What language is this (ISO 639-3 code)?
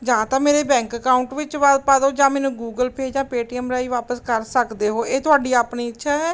pan